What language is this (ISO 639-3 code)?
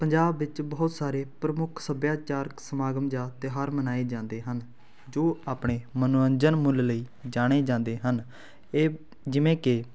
pan